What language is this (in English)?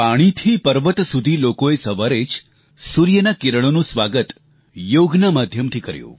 Gujarati